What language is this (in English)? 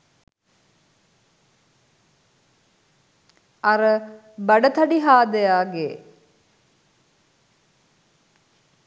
Sinhala